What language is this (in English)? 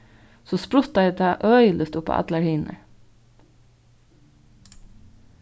Faroese